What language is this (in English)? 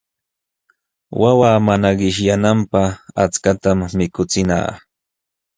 Jauja Wanca Quechua